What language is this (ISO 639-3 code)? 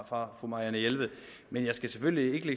dan